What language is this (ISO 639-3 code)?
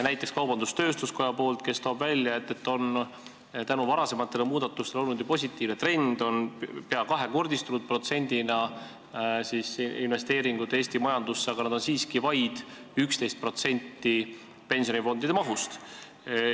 est